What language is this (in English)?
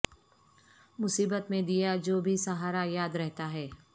Urdu